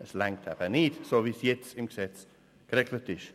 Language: Swiss German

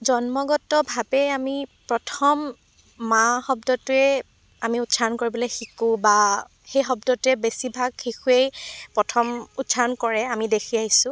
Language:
Assamese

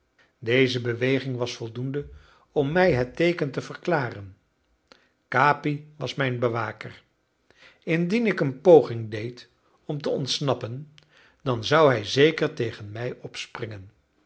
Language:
Dutch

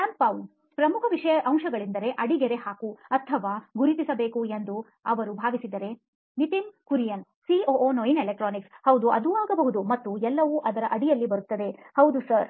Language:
Kannada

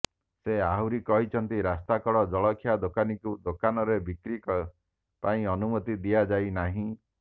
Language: Odia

